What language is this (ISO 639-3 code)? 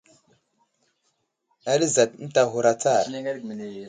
udl